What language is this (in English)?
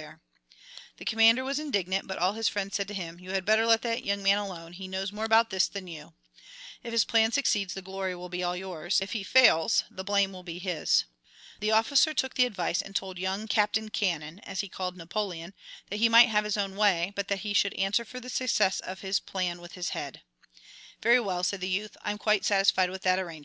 English